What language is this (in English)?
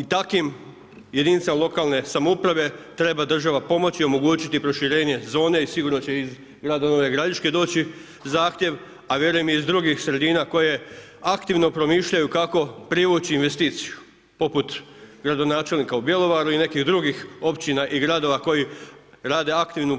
Croatian